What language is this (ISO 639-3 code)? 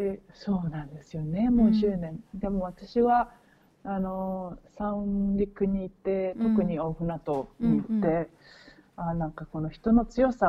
jpn